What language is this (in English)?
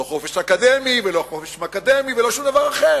Hebrew